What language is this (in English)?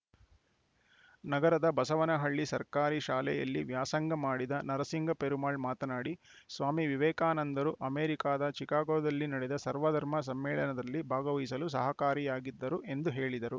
Kannada